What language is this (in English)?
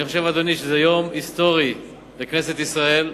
Hebrew